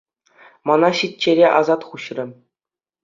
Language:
Chuvash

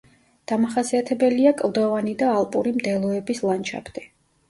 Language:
Georgian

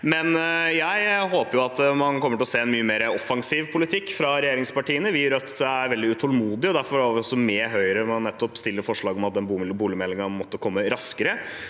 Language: Norwegian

